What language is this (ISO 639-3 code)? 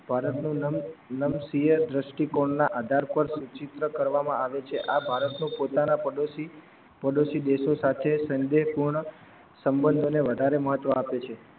guj